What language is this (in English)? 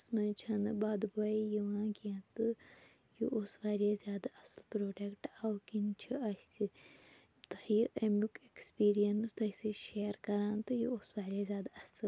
Kashmiri